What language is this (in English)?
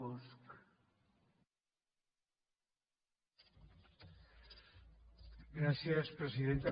Catalan